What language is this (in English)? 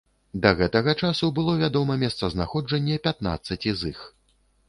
Belarusian